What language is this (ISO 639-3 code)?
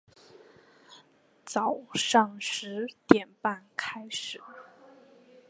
zho